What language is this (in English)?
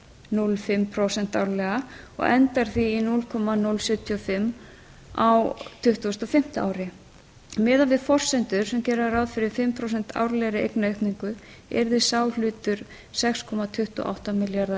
Icelandic